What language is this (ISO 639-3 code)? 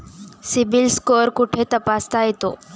mar